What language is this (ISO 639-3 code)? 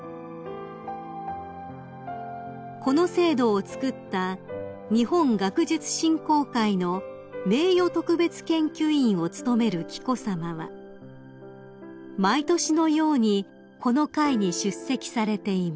jpn